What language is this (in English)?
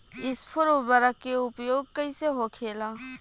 Bhojpuri